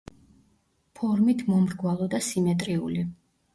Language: Georgian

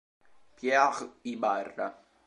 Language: Italian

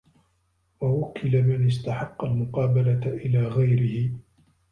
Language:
Arabic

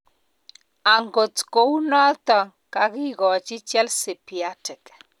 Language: Kalenjin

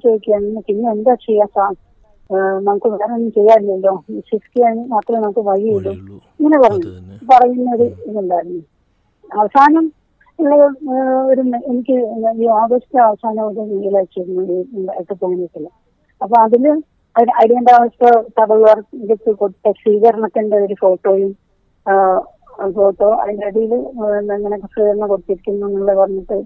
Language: Malayalam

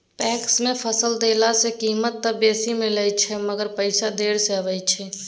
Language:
Maithili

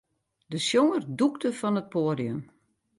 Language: Western Frisian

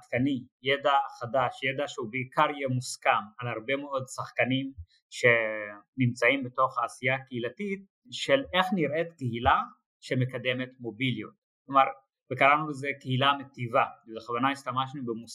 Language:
Hebrew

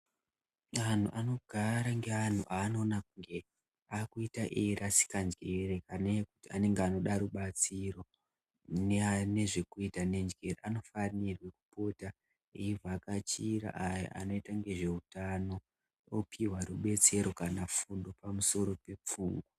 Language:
Ndau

